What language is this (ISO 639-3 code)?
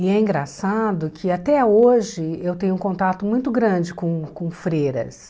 por